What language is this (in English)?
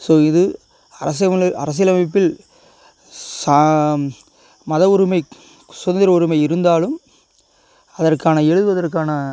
Tamil